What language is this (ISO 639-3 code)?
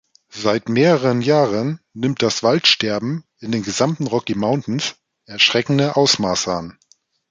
deu